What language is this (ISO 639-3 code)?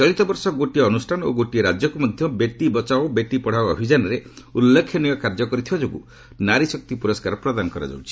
ori